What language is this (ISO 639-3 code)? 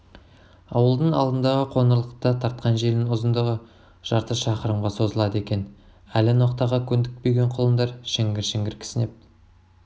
kaz